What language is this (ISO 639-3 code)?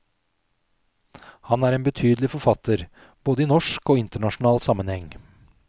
nor